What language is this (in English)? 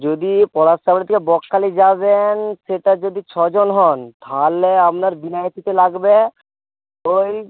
Bangla